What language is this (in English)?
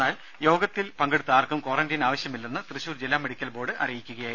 Malayalam